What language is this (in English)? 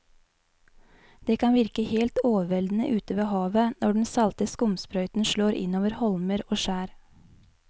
Norwegian